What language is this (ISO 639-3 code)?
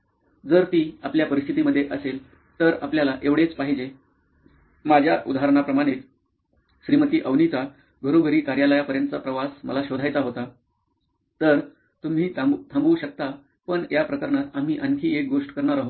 mar